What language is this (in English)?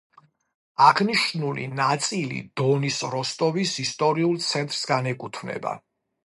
Georgian